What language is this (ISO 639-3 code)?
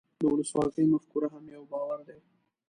pus